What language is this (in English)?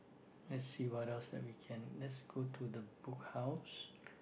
English